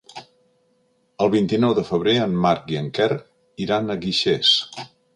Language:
Catalan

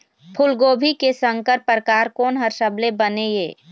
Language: Chhattisgarhi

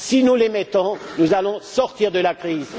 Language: French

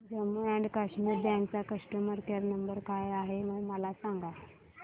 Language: Marathi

